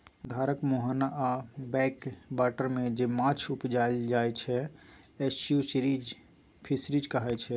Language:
Maithili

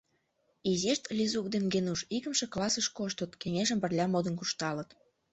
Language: Mari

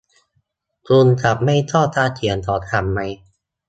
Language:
Thai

